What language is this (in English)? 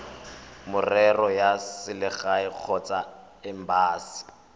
Tswana